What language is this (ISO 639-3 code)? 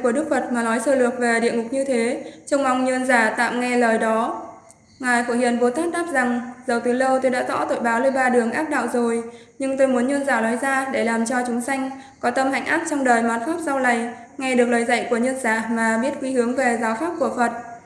vie